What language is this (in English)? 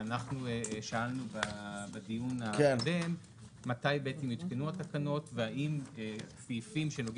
Hebrew